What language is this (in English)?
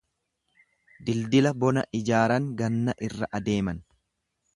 Oromo